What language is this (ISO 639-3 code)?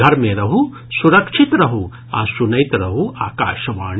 mai